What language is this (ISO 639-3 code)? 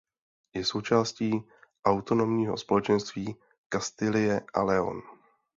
ces